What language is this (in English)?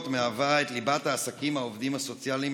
Hebrew